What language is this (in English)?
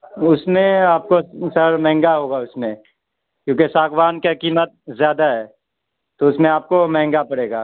Urdu